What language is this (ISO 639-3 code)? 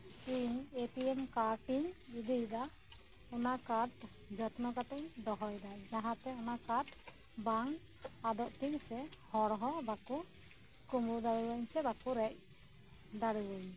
sat